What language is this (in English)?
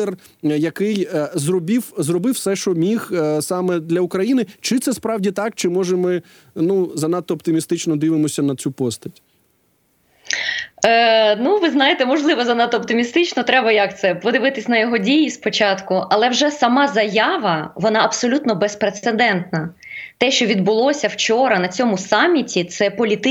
Ukrainian